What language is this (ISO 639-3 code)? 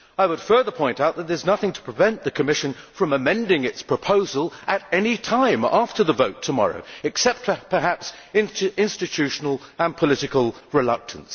eng